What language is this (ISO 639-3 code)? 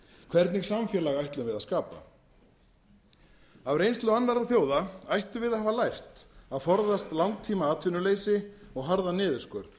isl